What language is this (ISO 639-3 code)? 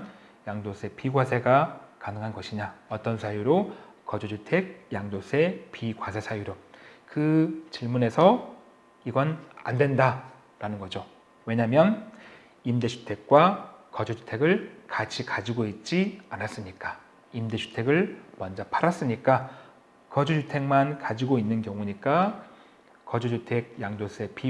kor